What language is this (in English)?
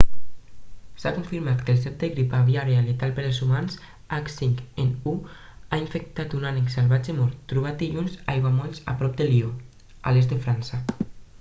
Catalan